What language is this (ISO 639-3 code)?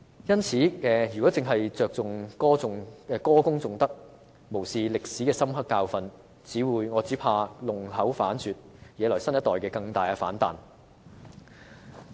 yue